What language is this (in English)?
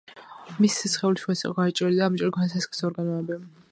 Georgian